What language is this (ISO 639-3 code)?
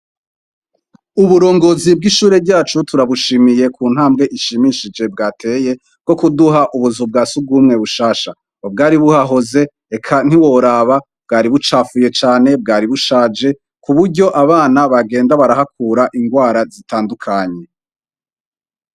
run